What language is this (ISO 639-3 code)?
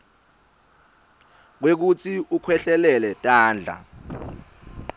ssw